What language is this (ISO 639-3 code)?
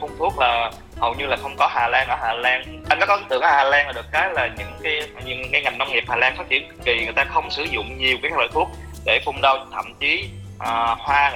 vie